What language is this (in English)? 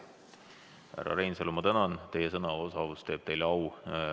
Estonian